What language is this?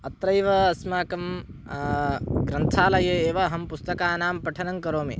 Sanskrit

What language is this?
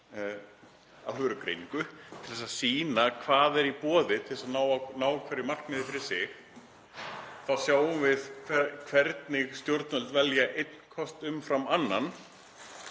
Icelandic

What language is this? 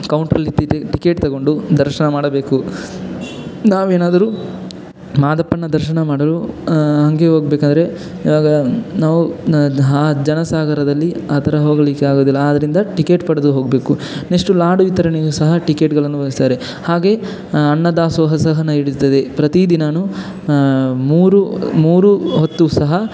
Kannada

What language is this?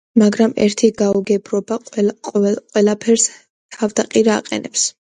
Georgian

